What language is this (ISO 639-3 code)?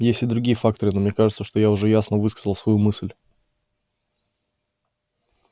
rus